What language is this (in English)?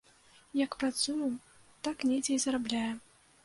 Belarusian